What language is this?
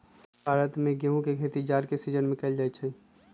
Magahi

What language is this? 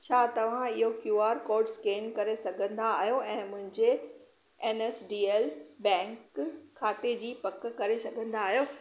Sindhi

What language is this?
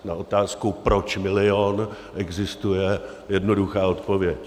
Czech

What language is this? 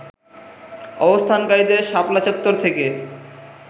Bangla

